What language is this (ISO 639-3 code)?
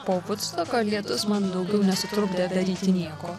lit